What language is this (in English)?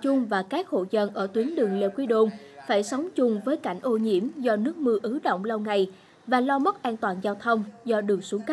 Vietnamese